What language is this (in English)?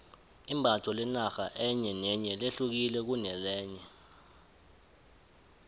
South Ndebele